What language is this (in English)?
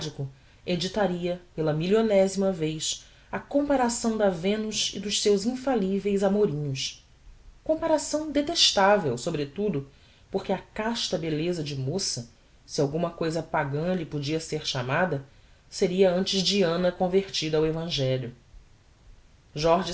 Portuguese